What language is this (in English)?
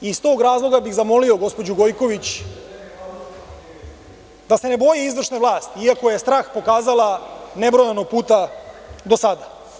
Serbian